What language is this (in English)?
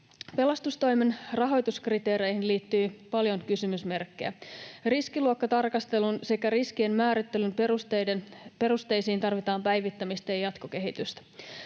Finnish